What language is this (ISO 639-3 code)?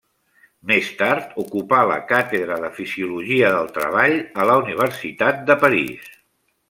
cat